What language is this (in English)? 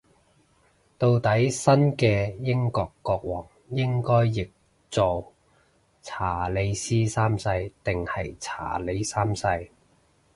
Cantonese